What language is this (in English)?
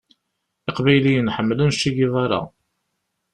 Kabyle